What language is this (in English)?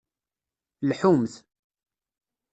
Kabyle